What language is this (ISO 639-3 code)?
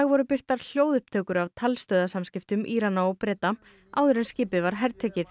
isl